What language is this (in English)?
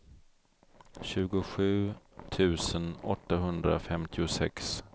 Swedish